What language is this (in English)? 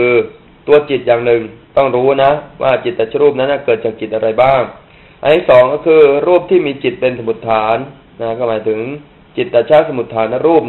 Thai